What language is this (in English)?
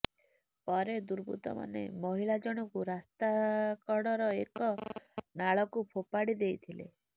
Odia